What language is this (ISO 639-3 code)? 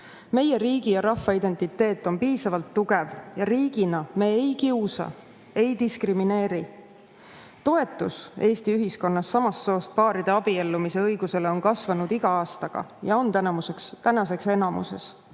est